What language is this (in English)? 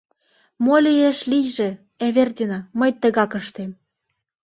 Mari